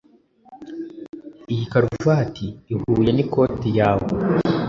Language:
Kinyarwanda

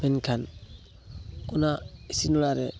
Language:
Santali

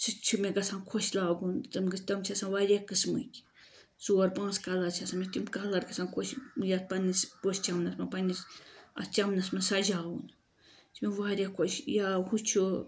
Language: Kashmiri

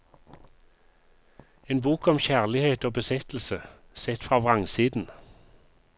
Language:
Norwegian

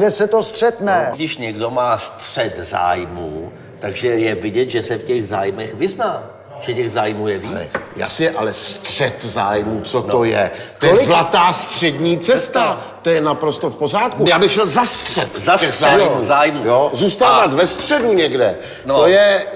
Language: Czech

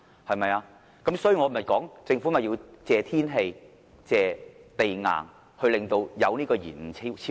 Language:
Cantonese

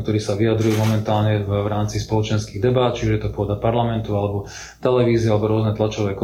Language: Slovak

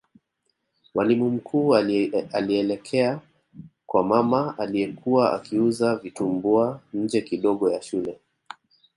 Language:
Swahili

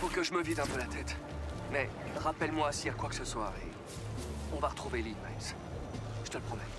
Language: French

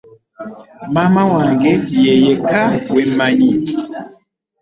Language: Ganda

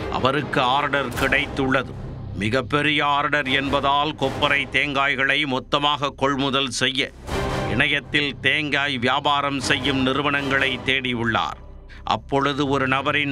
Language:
Tamil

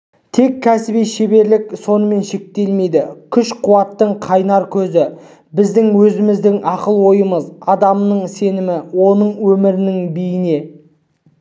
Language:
Kazakh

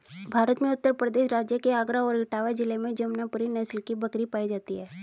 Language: Hindi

